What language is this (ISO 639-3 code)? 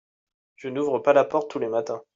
fra